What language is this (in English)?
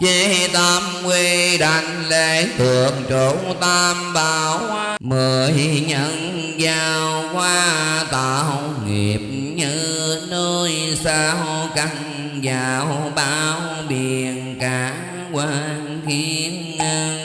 Vietnamese